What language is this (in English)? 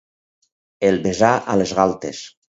Catalan